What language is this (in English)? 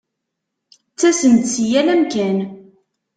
Kabyle